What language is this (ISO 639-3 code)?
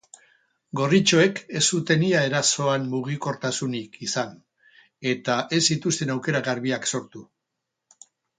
eus